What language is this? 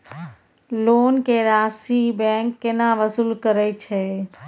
Maithili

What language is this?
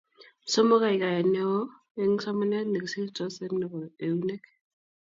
Kalenjin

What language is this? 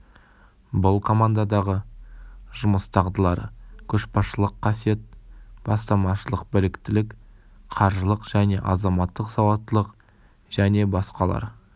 Kazakh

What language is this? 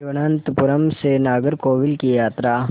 Hindi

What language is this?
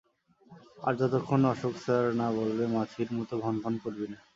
Bangla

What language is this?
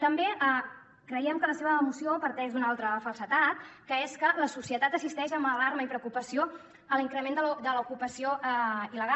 Catalan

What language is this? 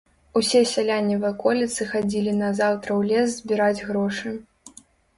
Belarusian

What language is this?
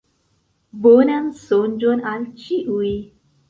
Esperanto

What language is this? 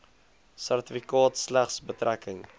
Afrikaans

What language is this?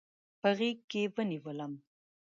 Pashto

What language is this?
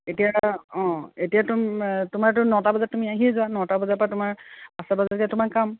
Assamese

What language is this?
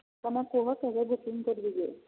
Odia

